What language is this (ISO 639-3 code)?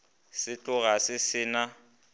nso